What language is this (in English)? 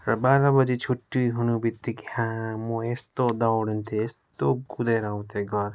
Nepali